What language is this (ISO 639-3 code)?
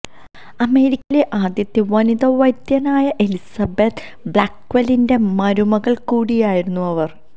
mal